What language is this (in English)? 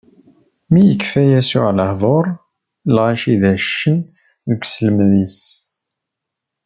Kabyle